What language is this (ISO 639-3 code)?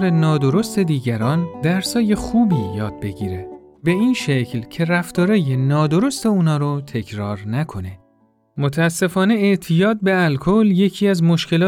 fas